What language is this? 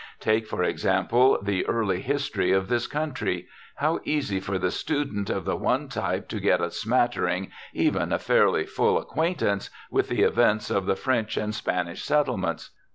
English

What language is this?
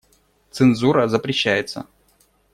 Russian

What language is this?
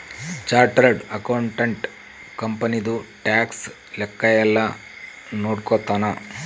Kannada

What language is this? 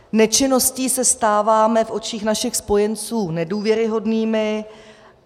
Czech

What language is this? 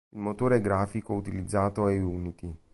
Italian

